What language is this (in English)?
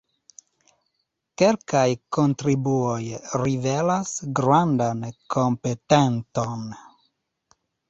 Esperanto